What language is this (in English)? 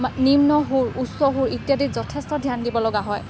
Assamese